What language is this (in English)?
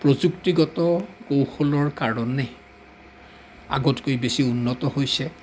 Assamese